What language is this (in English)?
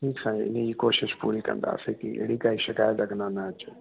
Sindhi